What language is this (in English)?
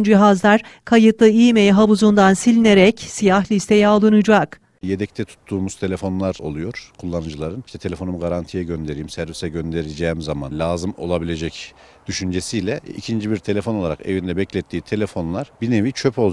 Turkish